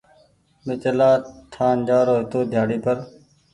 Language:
Goaria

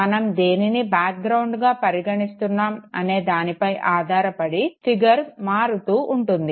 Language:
Telugu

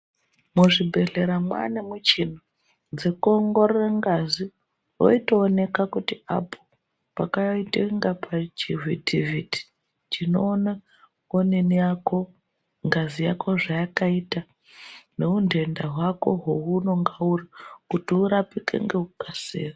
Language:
Ndau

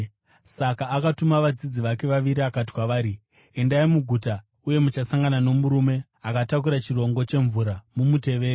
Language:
Shona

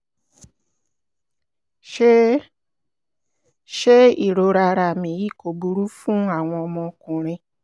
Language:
Yoruba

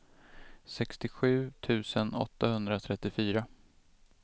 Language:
Swedish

